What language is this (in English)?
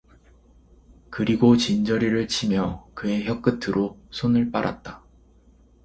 Korean